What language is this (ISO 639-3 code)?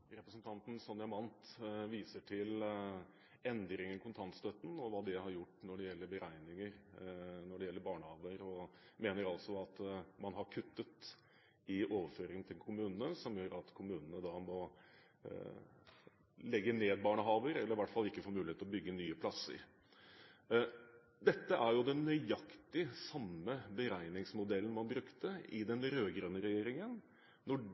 nob